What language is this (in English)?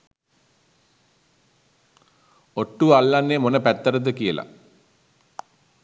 Sinhala